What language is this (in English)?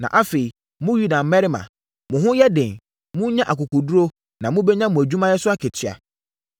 Akan